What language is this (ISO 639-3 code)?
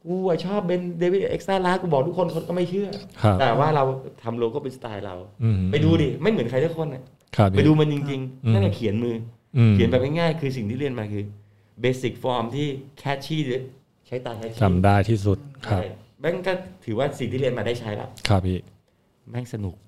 tha